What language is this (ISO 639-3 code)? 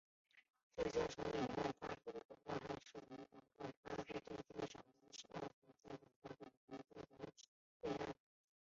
zho